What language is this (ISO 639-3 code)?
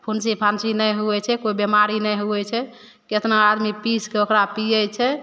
mai